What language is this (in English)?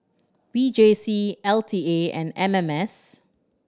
English